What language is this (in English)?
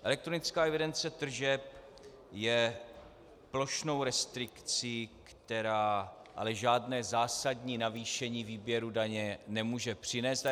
Czech